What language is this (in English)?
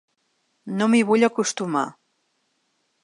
Catalan